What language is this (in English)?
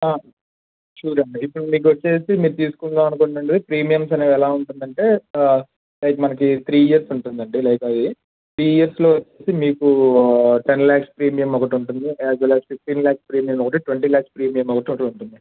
Telugu